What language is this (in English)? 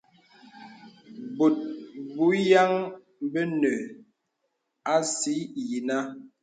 Bebele